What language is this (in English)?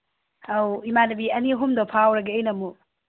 Manipuri